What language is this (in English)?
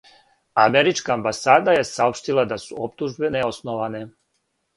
Serbian